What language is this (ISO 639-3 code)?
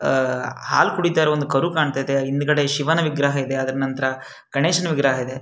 kan